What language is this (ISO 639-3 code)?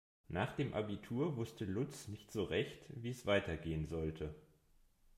deu